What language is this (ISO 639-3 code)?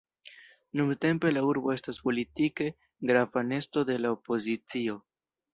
epo